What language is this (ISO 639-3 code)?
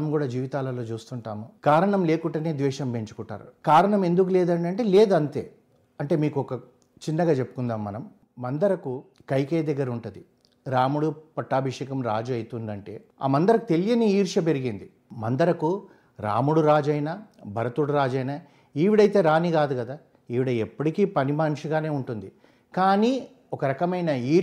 tel